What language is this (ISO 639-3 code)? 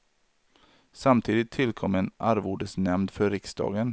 swe